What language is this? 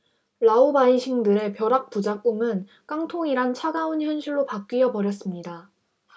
Korean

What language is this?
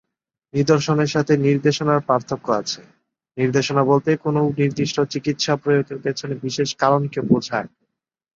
Bangla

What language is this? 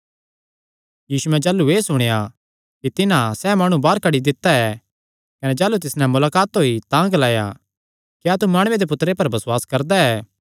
Kangri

